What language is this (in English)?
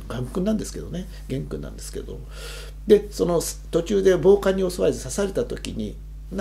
Japanese